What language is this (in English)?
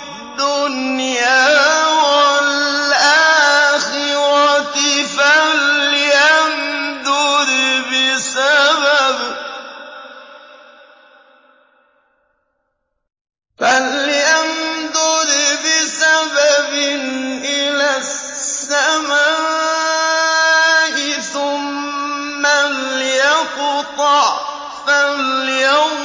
Arabic